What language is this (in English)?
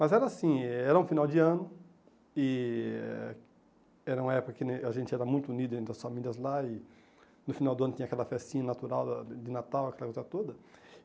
Portuguese